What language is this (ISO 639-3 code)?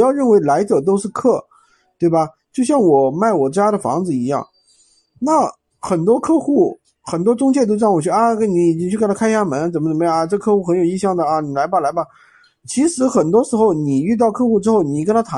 zho